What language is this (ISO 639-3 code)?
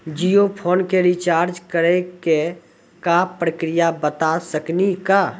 mai